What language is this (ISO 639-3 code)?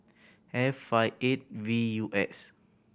eng